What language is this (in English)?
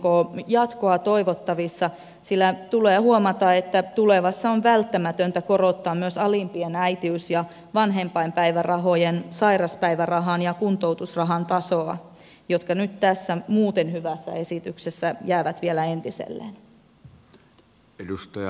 Finnish